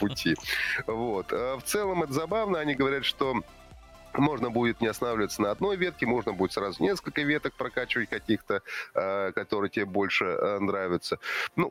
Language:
Russian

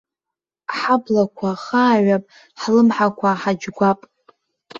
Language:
Abkhazian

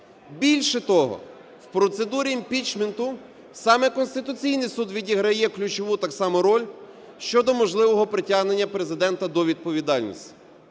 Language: Ukrainian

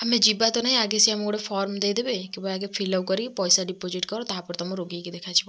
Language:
Odia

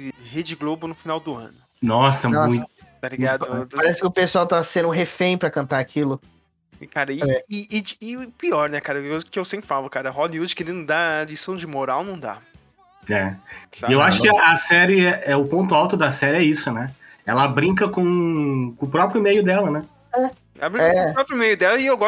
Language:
Portuguese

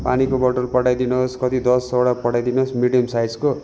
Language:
Nepali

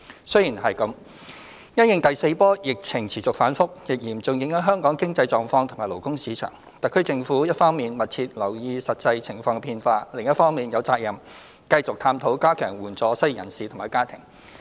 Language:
Cantonese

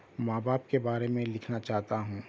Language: Urdu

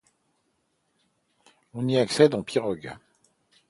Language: French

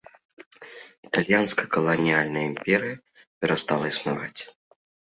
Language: Belarusian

